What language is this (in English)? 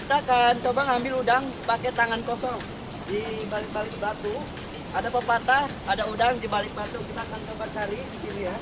Indonesian